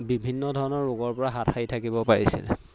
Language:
Assamese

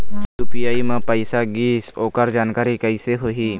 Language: Chhattisgarhi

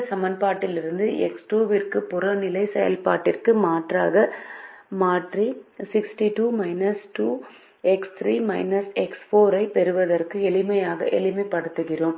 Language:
Tamil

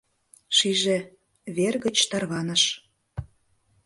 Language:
Mari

